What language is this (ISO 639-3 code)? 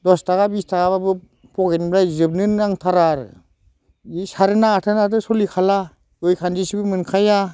brx